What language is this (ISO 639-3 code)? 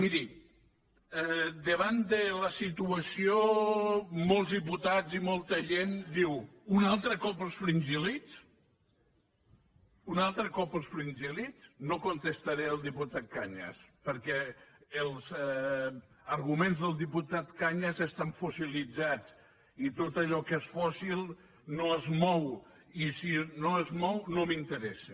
cat